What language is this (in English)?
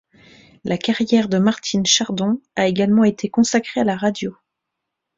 French